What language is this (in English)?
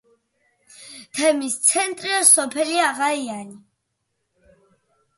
Georgian